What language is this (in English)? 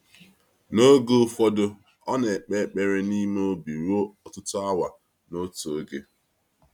Igbo